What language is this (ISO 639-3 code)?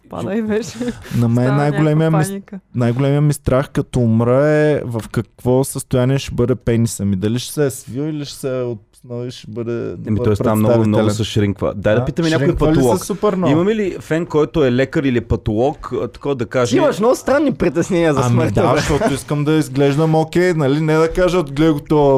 bul